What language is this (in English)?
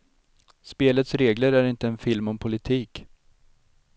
Swedish